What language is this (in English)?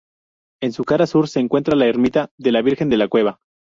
Spanish